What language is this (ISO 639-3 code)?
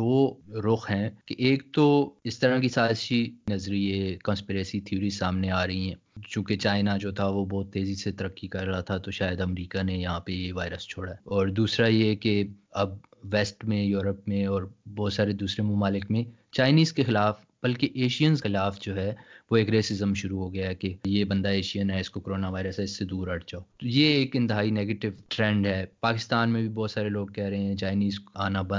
urd